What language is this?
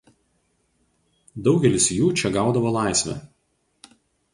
Lithuanian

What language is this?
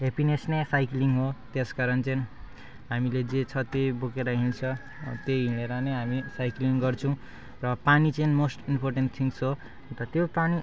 Nepali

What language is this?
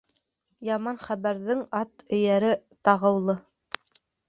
Bashkir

